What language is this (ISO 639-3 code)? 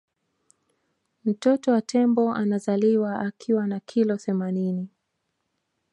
swa